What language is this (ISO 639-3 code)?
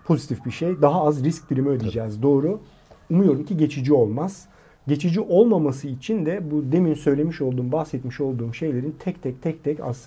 tur